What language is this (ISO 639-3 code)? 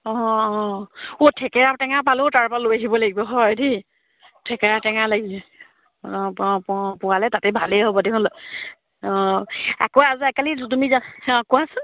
asm